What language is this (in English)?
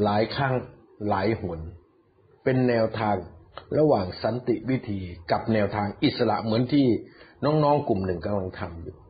Thai